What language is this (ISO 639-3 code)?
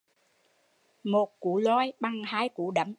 vie